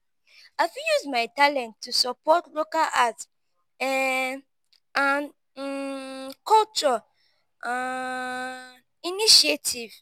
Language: Nigerian Pidgin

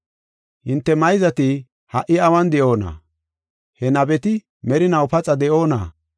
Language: Gofa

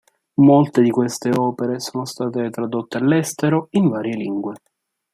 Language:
Italian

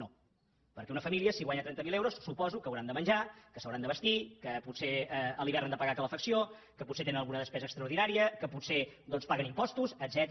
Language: Catalan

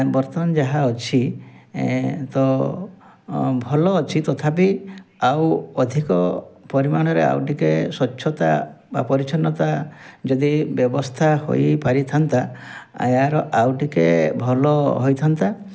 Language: Odia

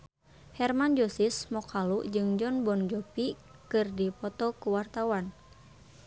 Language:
Sundanese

